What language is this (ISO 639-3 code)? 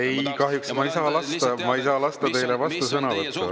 est